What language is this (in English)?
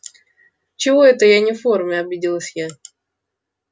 Russian